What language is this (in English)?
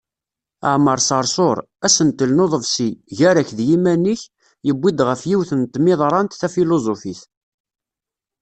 Kabyle